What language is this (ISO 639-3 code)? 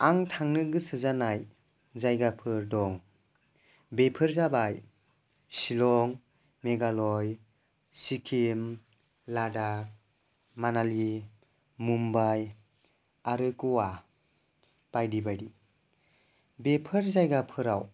brx